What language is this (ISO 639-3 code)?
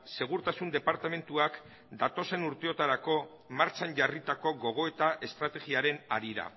eus